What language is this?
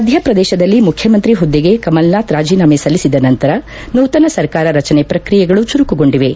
Kannada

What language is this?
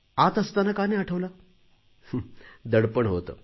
Marathi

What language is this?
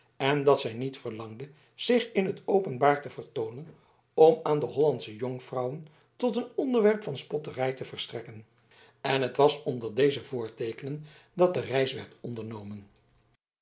Dutch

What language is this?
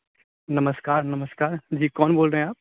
Maithili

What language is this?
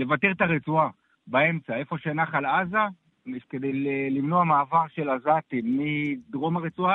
Hebrew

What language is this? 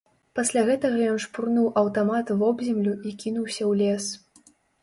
Belarusian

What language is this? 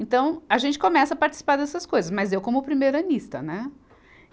Portuguese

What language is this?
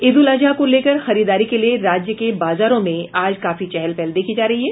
Hindi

